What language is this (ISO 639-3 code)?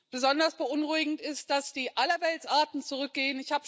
deu